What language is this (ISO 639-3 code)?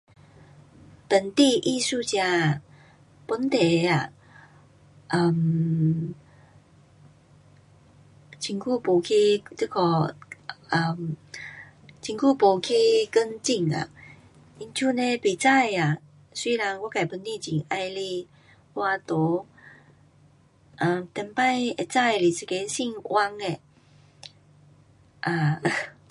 cpx